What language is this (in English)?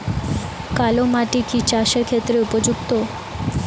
Bangla